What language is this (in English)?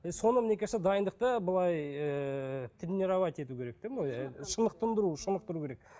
Kazakh